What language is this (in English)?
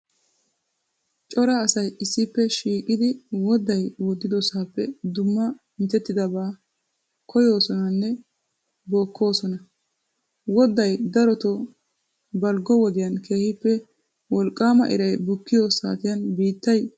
Wolaytta